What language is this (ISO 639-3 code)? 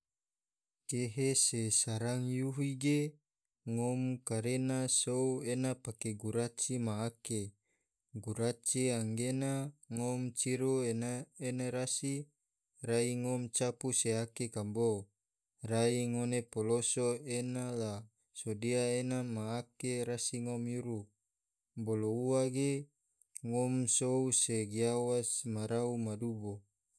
tvo